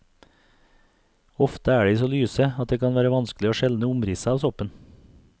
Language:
Norwegian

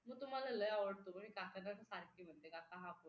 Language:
Marathi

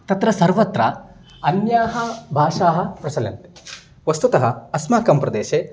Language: Sanskrit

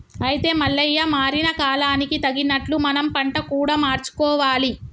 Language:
Telugu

